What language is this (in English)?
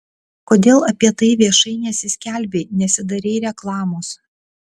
Lithuanian